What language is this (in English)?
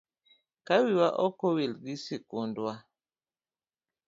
Luo (Kenya and Tanzania)